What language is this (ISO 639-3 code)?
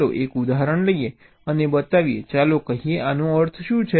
guj